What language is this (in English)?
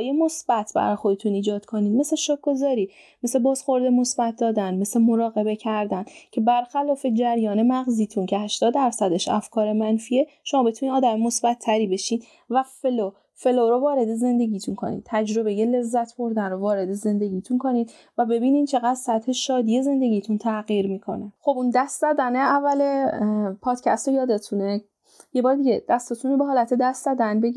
Persian